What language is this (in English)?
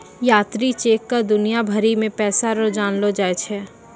Maithili